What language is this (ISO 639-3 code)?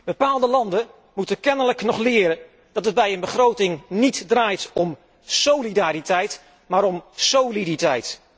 nld